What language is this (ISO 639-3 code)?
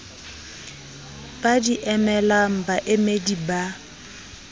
sot